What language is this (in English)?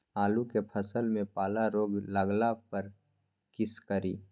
Maithili